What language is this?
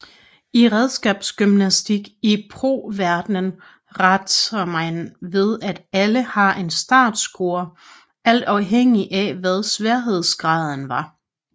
Danish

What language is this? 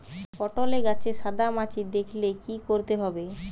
Bangla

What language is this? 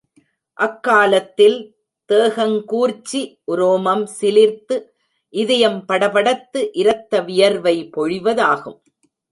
Tamil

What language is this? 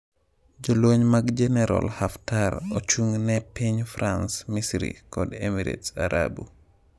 Luo (Kenya and Tanzania)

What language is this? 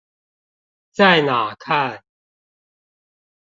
Chinese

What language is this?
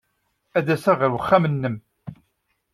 Kabyle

